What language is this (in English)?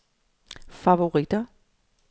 Danish